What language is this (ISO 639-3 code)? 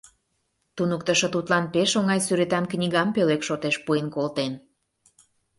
chm